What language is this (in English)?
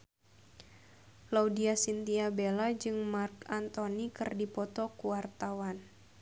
Sundanese